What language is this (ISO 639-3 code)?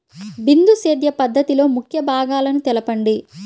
tel